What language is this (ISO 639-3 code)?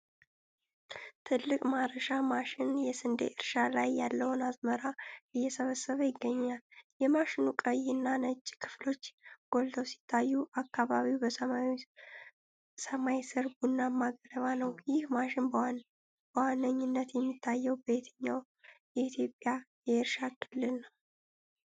amh